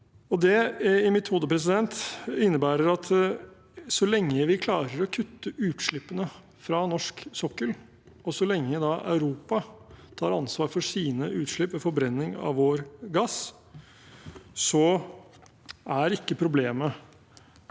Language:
Norwegian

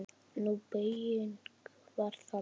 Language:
Icelandic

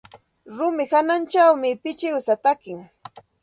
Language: Santa Ana de Tusi Pasco Quechua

